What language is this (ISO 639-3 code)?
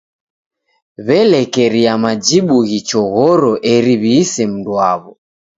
dav